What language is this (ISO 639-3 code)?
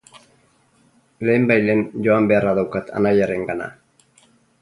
eus